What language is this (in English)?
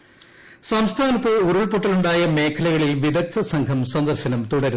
Malayalam